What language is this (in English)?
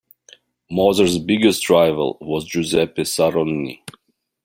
English